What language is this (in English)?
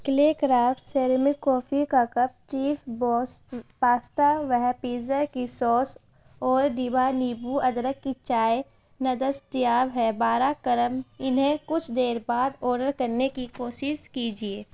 Urdu